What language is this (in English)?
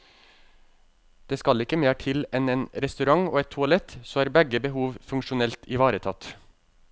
Norwegian